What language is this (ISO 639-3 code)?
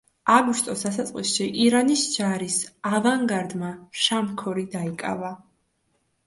kat